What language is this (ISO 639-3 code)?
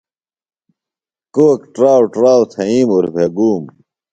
phl